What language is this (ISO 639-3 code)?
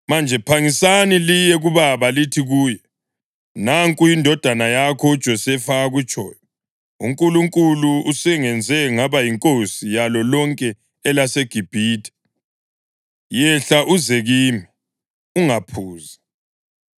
nde